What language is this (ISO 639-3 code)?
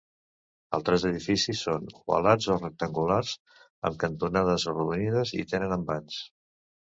cat